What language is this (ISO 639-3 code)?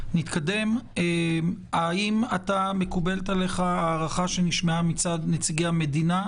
heb